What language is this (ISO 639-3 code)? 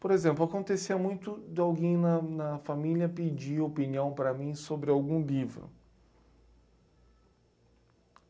por